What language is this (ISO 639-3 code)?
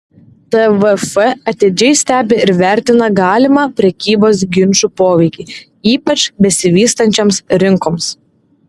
lit